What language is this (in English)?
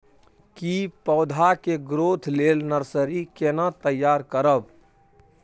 Maithili